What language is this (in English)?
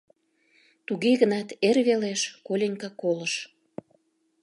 Mari